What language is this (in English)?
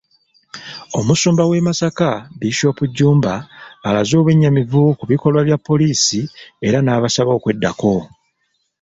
Ganda